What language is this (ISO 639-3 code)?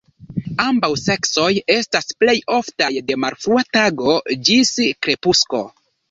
epo